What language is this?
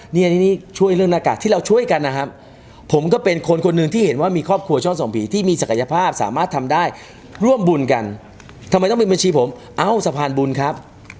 Thai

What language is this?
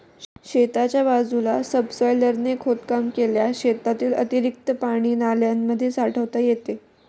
Marathi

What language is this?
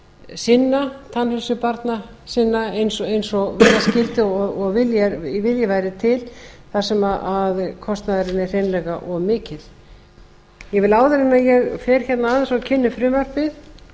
Icelandic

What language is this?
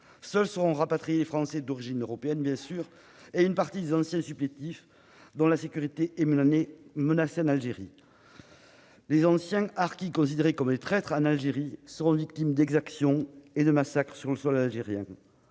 French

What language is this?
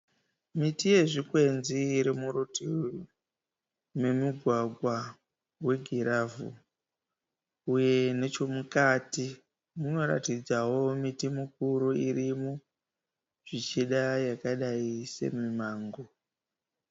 Shona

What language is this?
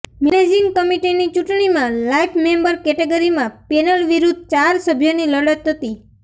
Gujarati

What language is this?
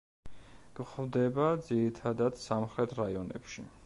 Georgian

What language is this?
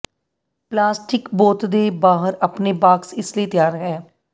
Punjabi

